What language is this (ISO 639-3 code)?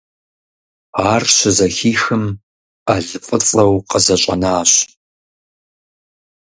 kbd